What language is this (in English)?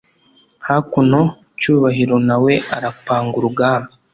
Kinyarwanda